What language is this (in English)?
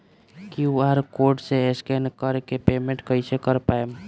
Bhojpuri